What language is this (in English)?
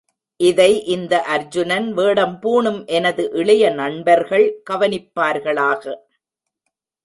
Tamil